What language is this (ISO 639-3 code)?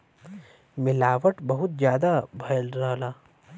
bho